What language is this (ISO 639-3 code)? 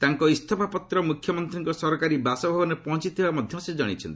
ori